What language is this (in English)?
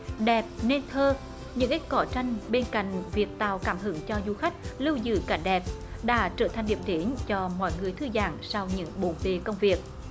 Vietnamese